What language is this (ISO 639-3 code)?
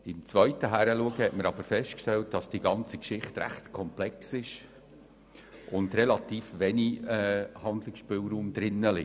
gsw